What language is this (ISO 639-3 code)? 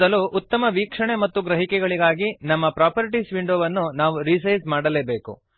kan